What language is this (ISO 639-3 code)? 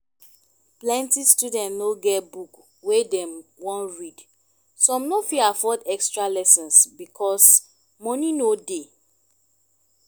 pcm